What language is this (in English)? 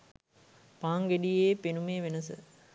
Sinhala